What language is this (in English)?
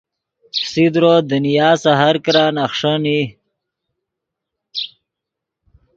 Yidgha